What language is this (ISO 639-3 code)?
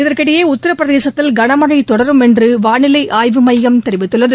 tam